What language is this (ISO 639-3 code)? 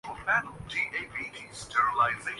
urd